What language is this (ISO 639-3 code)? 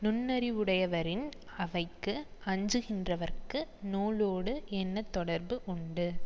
tam